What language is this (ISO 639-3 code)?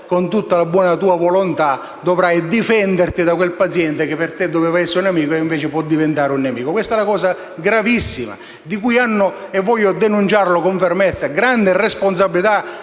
ita